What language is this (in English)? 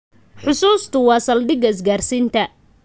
Somali